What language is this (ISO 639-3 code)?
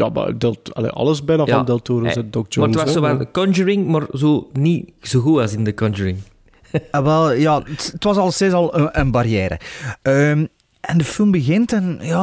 nld